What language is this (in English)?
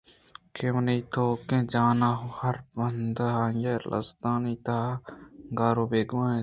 Eastern Balochi